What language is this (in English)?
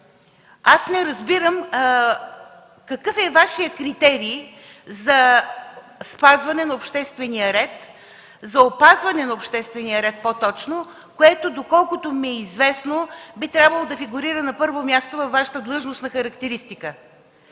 Bulgarian